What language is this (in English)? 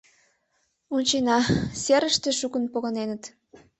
Mari